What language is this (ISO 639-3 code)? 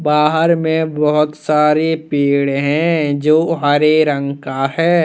hin